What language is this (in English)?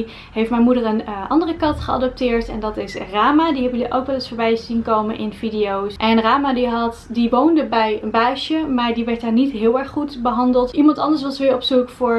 Dutch